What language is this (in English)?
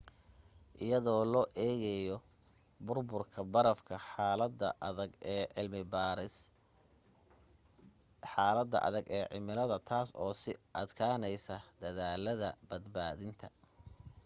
Somali